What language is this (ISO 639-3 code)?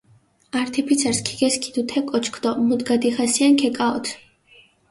xmf